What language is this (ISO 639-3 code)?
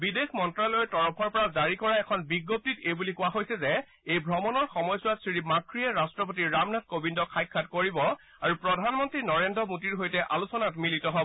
asm